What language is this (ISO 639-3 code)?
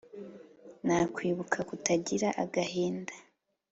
kin